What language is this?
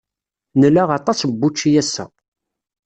Kabyle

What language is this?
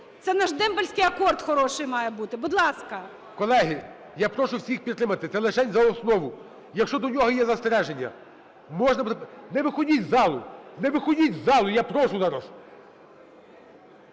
Ukrainian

